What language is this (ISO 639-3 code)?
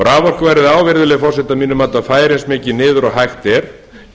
isl